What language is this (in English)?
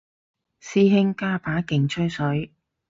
Cantonese